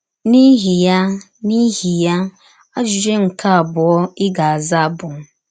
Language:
Igbo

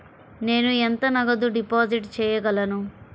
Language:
Telugu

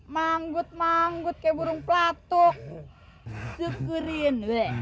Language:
Indonesian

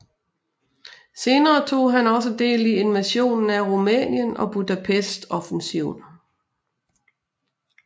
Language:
Danish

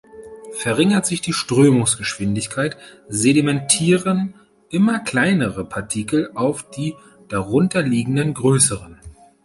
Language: German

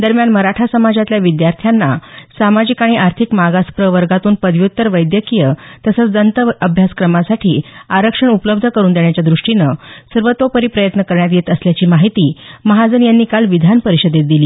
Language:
Marathi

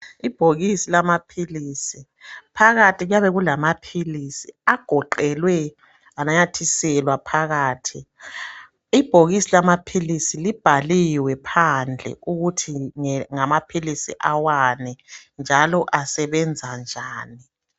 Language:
North Ndebele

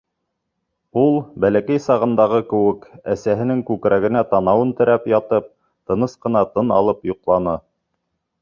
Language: Bashkir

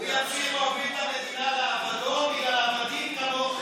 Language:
Hebrew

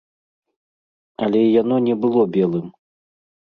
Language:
Belarusian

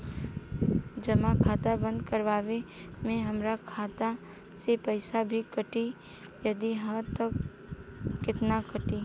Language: Bhojpuri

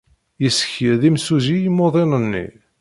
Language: Kabyle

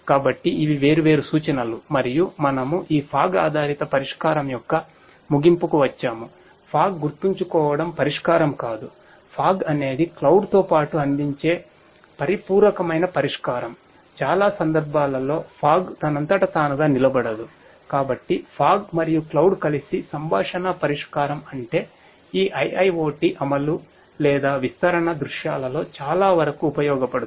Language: Telugu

